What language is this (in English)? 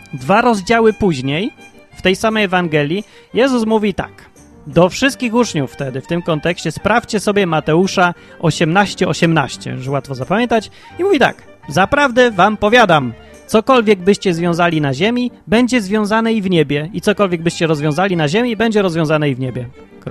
Polish